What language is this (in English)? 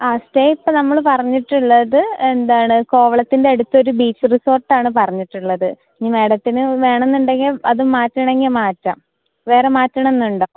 Malayalam